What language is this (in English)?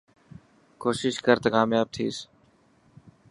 Dhatki